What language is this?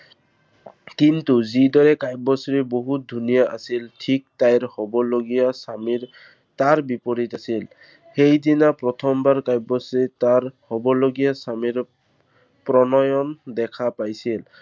Assamese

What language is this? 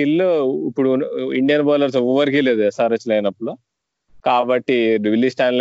Telugu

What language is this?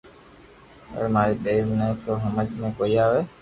Loarki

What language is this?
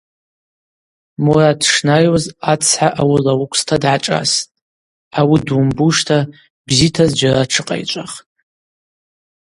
Abaza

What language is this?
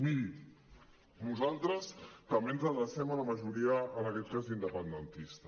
Catalan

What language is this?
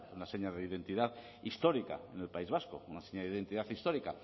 Spanish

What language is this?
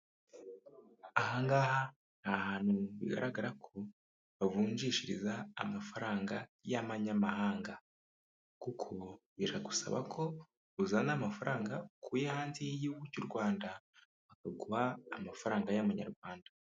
Kinyarwanda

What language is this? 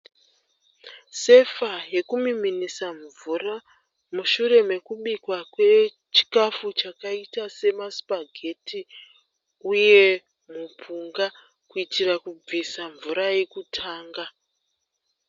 Shona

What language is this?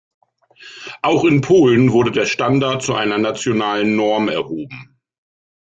German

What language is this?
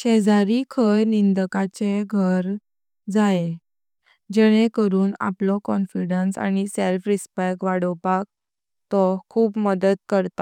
Konkani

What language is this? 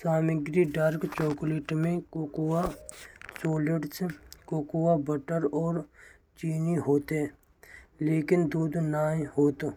Braj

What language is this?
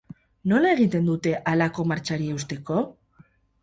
Basque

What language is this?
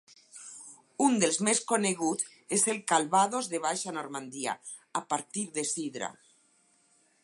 Catalan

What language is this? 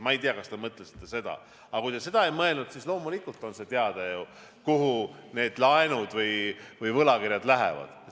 Estonian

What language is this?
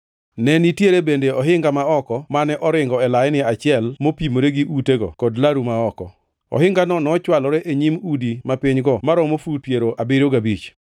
Luo (Kenya and Tanzania)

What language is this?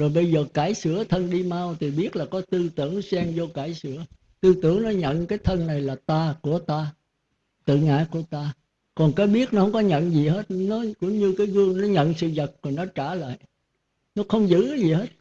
Vietnamese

